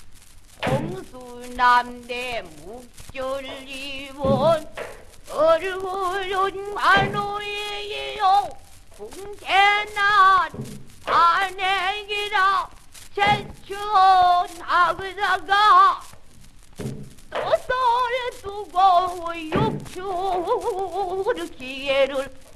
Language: Korean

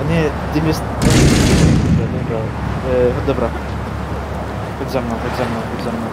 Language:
Polish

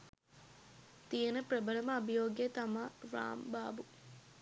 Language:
Sinhala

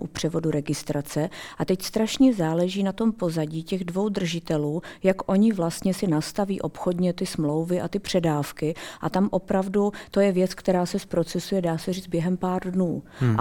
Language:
Czech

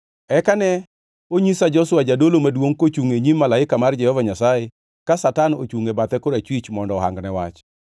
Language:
Luo (Kenya and Tanzania)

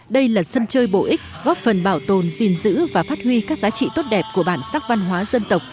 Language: Vietnamese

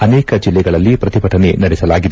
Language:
Kannada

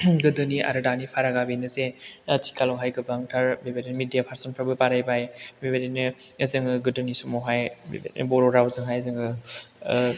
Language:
Bodo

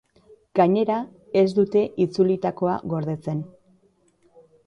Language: Basque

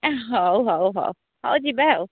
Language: Odia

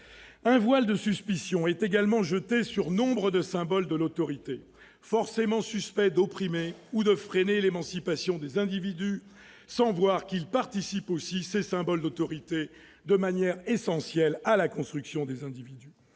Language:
French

